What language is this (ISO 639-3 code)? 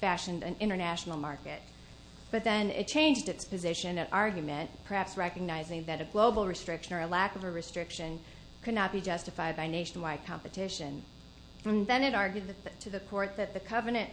eng